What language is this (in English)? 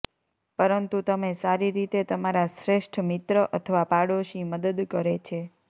Gujarati